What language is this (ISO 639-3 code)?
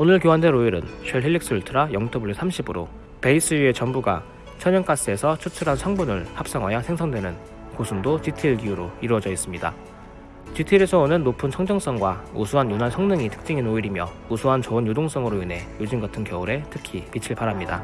kor